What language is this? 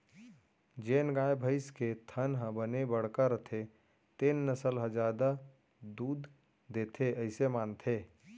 Chhattisgarhi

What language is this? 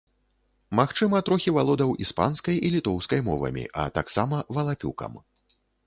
Belarusian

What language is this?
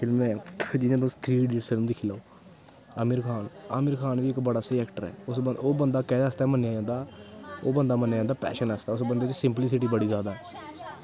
Dogri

